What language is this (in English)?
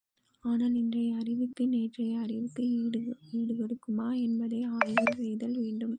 Tamil